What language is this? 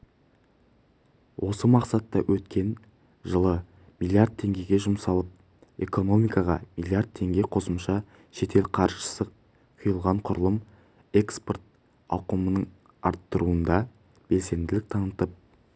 Kazakh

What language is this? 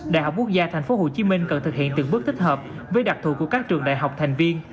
Vietnamese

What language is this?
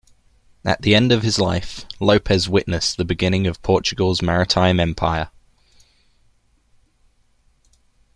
English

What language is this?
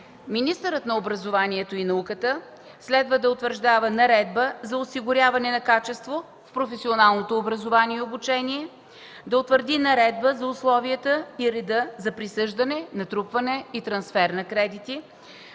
Bulgarian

